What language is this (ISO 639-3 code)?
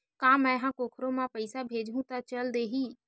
hne